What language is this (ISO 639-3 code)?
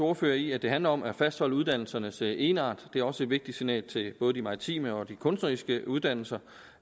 dan